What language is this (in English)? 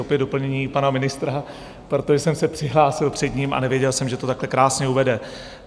Czech